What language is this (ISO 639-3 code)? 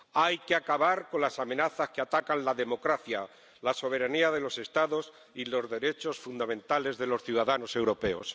spa